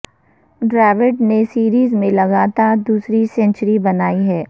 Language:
Urdu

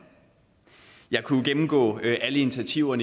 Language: Danish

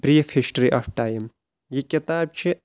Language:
Kashmiri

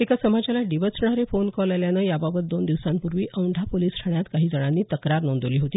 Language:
Marathi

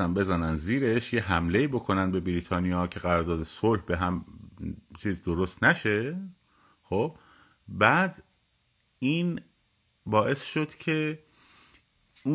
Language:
Persian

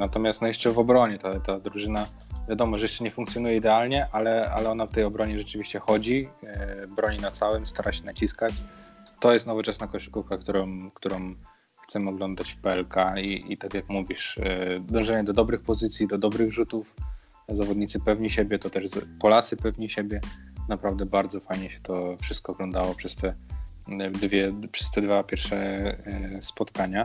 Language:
Polish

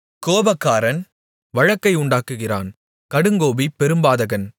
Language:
Tamil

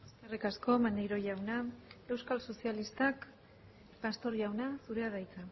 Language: Basque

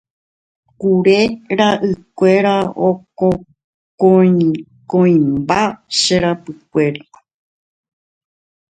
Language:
Guarani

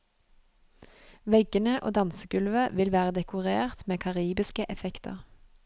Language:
Norwegian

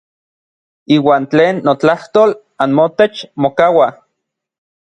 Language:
Orizaba Nahuatl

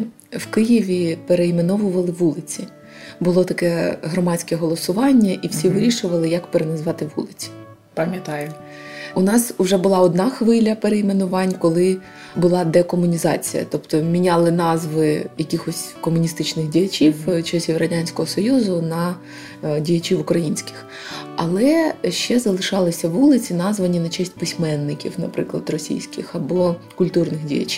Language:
Ukrainian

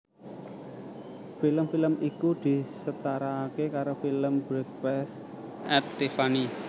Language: Javanese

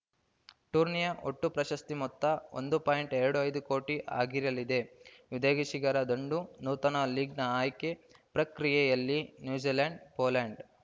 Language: Kannada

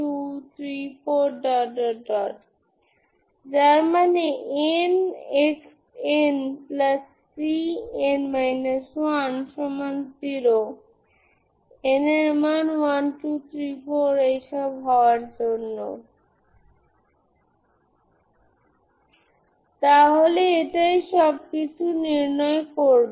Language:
Bangla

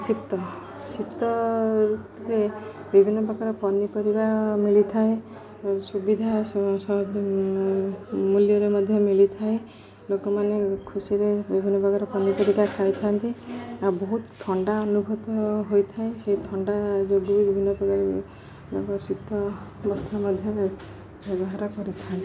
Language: Odia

